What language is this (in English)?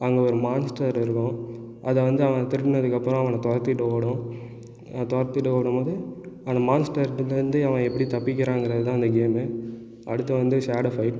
Tamil